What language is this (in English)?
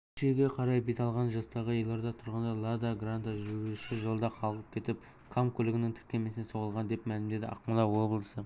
Kazakh